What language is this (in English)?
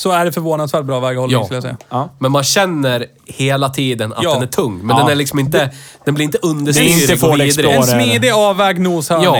Swedish